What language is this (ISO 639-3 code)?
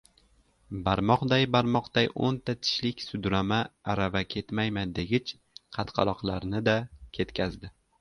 uzb